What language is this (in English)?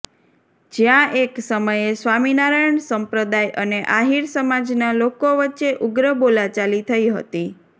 Gujarati